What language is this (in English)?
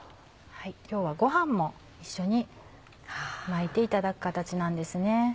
Japanese